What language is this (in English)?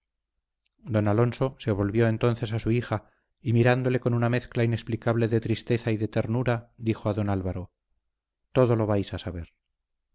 Spanish